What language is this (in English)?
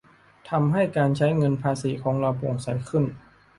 Thai